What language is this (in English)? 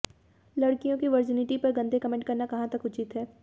Hindi